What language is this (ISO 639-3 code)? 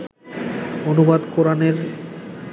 ben